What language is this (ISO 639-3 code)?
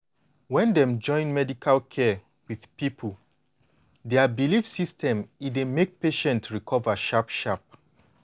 pcm